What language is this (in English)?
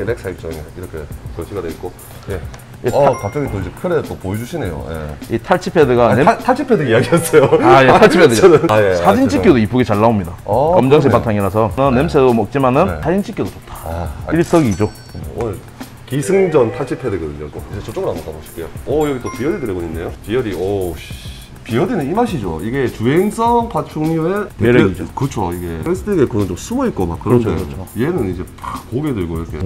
Korean